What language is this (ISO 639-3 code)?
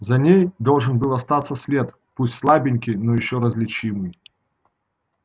rus